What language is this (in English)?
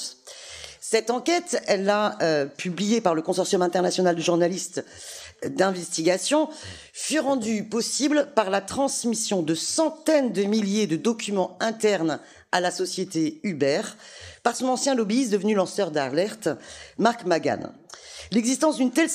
French